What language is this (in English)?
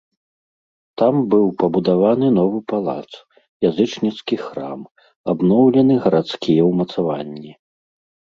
Belarusian